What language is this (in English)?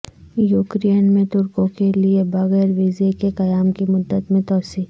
Urdu